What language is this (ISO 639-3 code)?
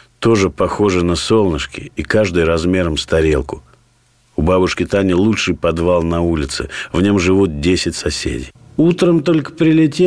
rus